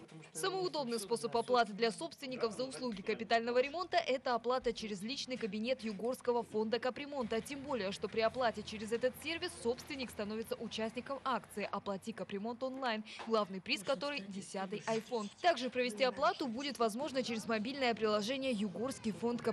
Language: Russian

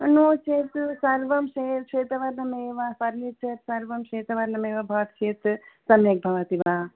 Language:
Sanskrit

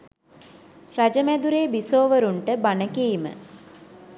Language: Sinhala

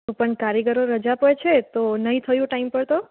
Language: Gujarati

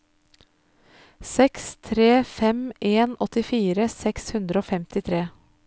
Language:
Norwegian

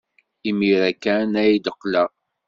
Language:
Kabyle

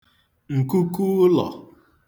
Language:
Igbo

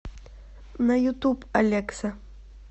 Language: Russian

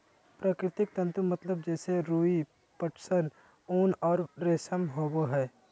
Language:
Magahi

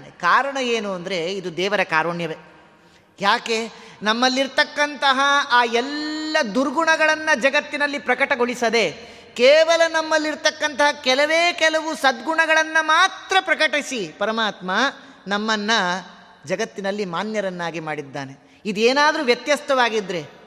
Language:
Kannada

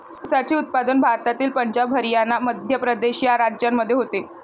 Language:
Marathi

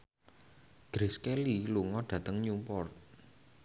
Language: Javanese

